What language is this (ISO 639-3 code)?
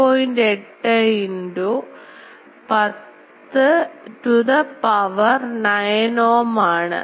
mal